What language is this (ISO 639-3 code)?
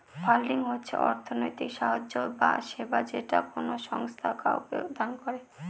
ben